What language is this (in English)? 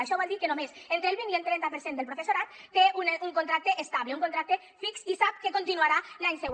Catalan